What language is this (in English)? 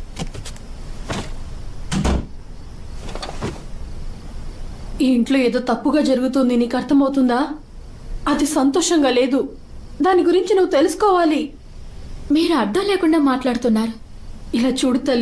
Telugu